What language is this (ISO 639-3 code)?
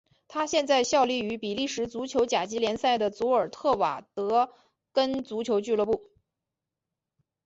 zho